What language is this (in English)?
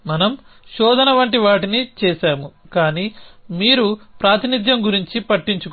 Telugu